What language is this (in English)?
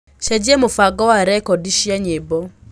Kikuyu